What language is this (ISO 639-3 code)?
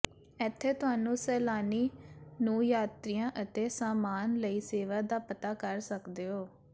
pan